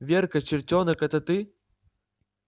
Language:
Russian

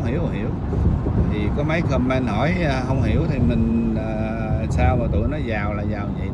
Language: Vietnamese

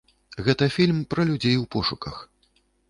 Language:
Belarusian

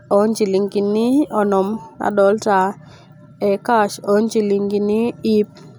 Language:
Masai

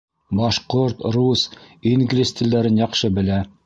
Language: Bashkir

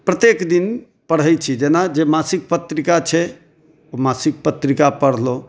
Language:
Maithili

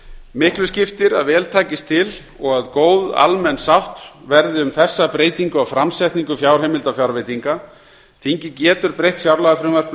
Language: Icelandic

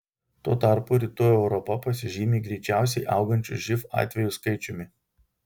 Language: Lithuanian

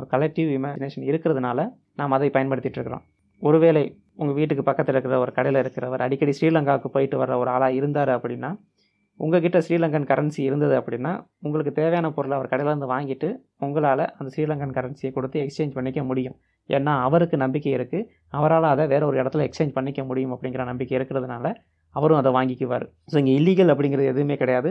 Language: Tamil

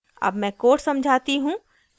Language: Hindi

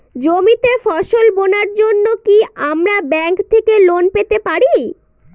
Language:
Bangla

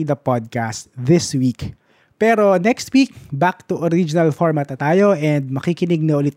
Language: Filipino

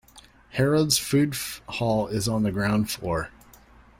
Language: English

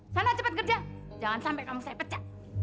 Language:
Indonesian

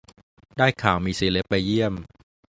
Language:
Thai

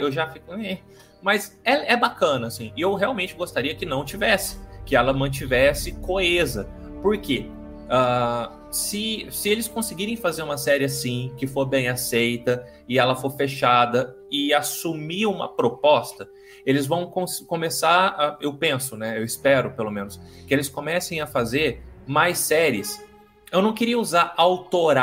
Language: Portuguese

